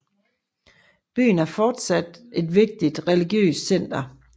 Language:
Danish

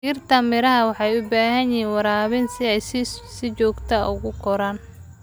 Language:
Somali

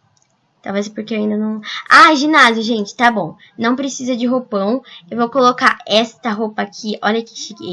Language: Portuguese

